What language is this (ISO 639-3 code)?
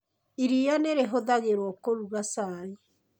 kik